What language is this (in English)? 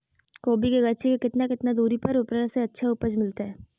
Magahi